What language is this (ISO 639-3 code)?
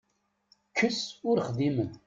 kab